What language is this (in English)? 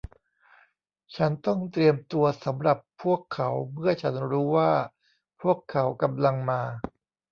Thai